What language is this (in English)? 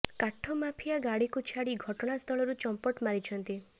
Odia